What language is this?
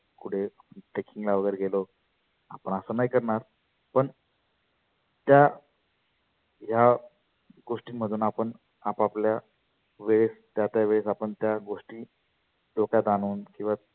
Marathi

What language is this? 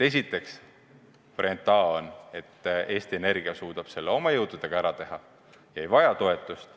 Estonian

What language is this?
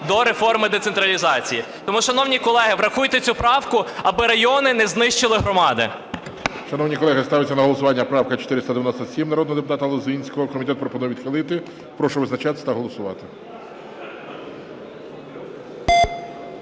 Ukrainian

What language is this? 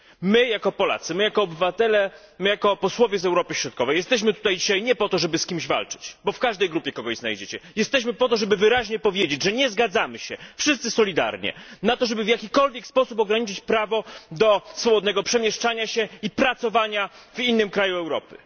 Polish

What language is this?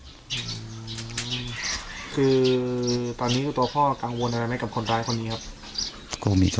Thai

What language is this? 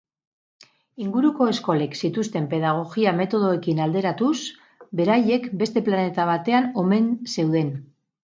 Basque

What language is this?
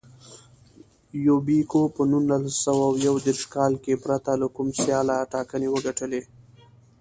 Pashto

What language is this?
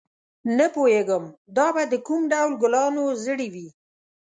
Pashto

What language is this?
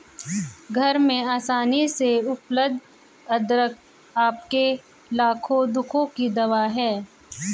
Hindi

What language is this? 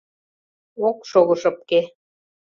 Mari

